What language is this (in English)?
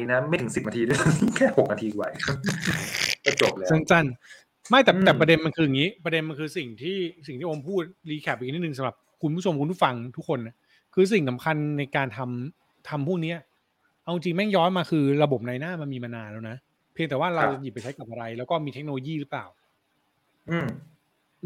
Thai